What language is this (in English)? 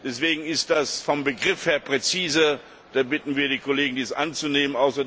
German